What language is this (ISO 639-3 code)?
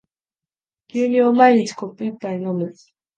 jpn